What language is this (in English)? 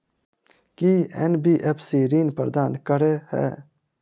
Maithili